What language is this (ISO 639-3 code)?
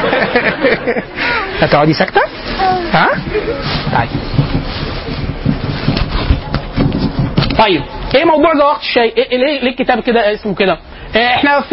ara